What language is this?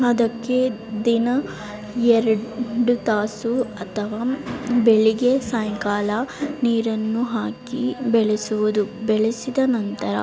Kannada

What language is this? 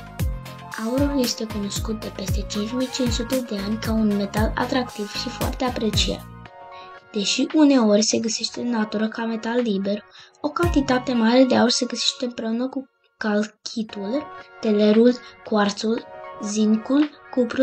Romanian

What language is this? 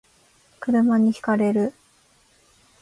Japanese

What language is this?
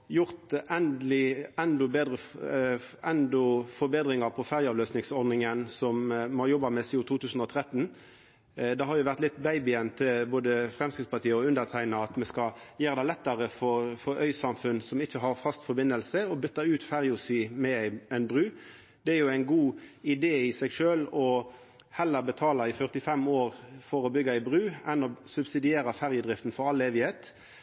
Norwegian Nynorsk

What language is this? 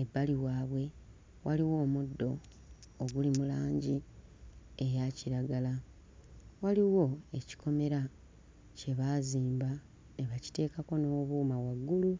Ganda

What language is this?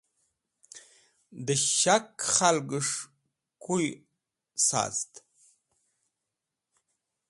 Wakhi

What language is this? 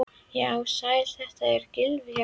Icelandic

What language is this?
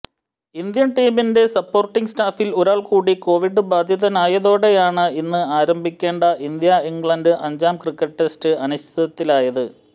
Malayalam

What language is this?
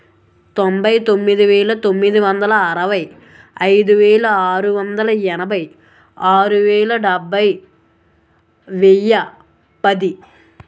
Telugu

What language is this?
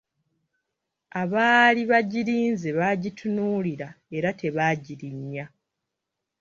Ganda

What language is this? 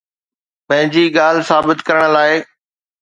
Sindhi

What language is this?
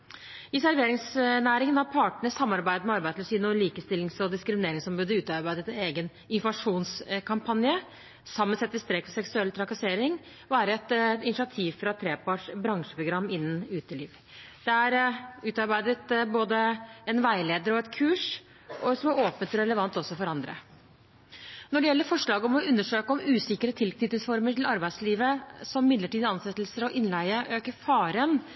Norwegian Bokmål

